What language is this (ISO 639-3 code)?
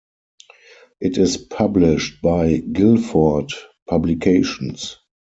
eng